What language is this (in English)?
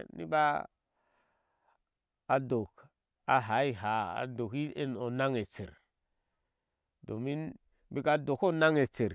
Ashe